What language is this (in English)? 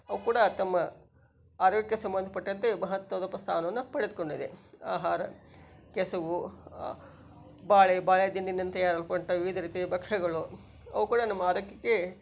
Kannada